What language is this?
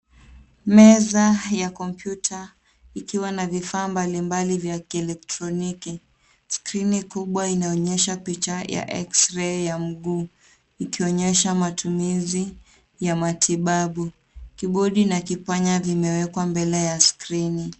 Swahili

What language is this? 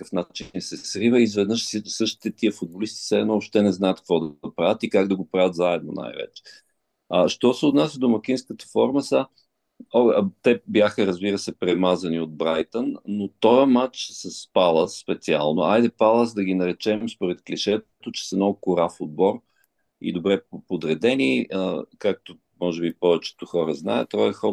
Bulgarian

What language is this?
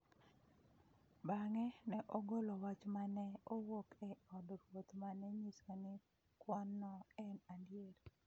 Luo (Kenya and Tanzania)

